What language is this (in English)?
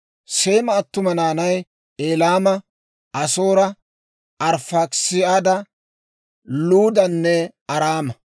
Dawro